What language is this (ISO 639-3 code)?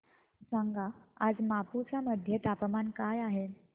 mar